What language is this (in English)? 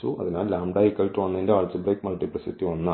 Malayalam